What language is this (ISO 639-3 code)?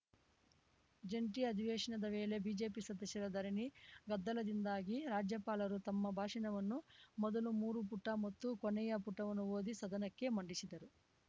kan